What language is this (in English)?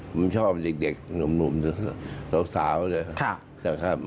Thai